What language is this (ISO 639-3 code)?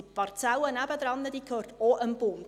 gsw